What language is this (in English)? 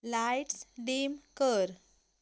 Konkani